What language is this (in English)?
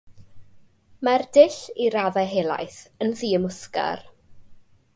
Welsh